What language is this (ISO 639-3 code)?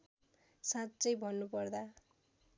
nep